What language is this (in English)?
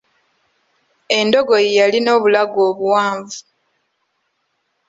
Ganda